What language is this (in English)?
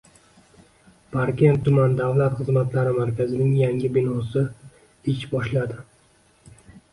Uzbek